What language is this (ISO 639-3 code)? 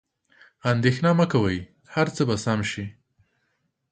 pus